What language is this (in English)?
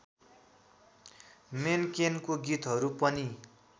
Nepali